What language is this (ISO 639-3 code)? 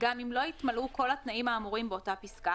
heb